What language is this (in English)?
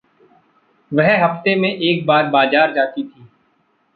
Hindi